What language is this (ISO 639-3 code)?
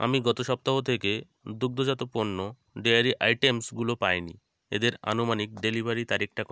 ben